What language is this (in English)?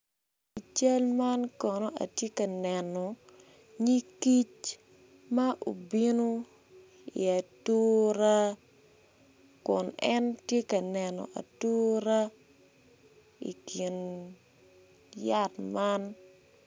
Acoli